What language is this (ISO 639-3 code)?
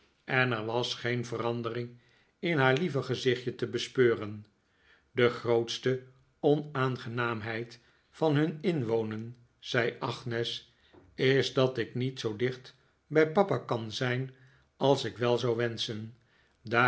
nld